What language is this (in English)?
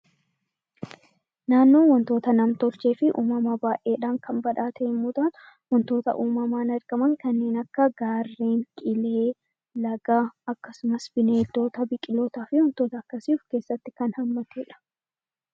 Oromo